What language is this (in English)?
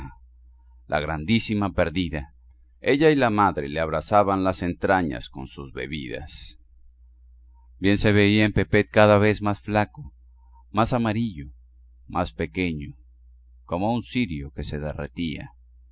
Spanish